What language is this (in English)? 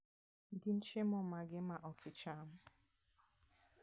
Luo (Kenya and Tanzania)